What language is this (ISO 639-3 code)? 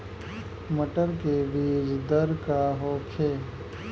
bho